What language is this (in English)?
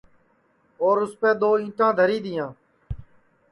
Sansi